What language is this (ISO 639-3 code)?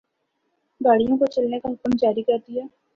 urd